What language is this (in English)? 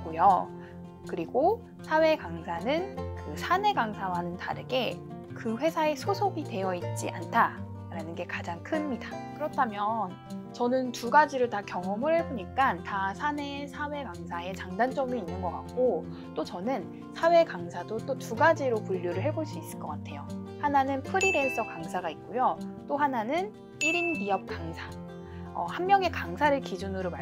Korean